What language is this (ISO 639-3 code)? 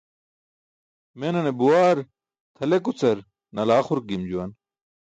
bsk